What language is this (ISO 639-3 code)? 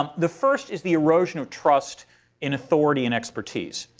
eng